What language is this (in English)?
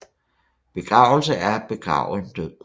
Danish